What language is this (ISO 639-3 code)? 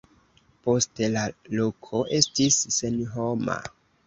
epo